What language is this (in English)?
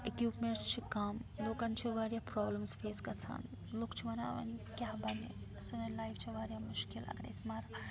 Kashmiri